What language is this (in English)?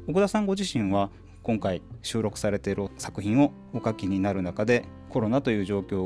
Japanese